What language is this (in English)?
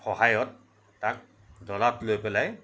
Assamese